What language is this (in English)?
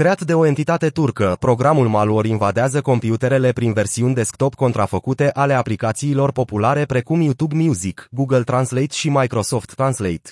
Romanian